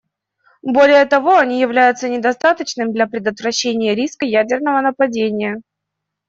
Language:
Russian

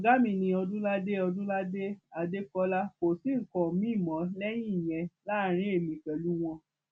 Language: Yoruba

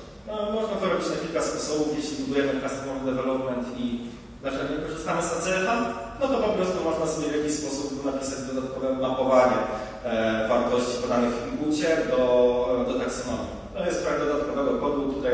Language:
Polish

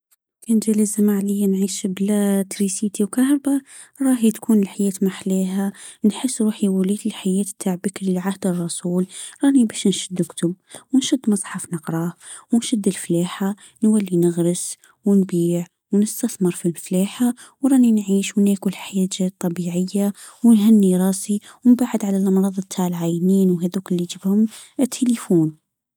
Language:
Tunisian Arabic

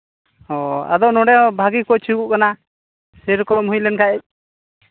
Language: Santali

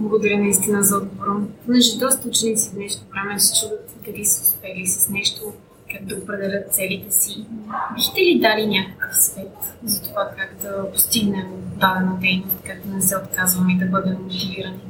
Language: Bulgarian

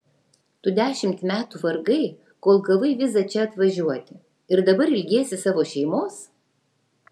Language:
Lithuanian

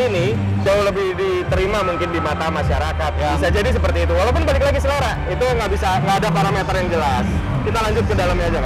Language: Indonesian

